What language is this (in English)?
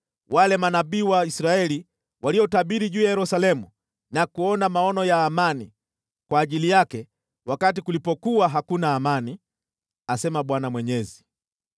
Swahili